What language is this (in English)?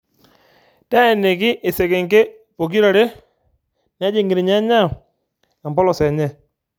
Masai